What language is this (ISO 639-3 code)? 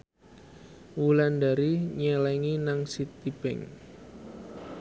jav